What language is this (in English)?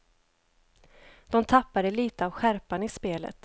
Swedish